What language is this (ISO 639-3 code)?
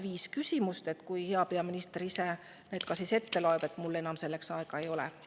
est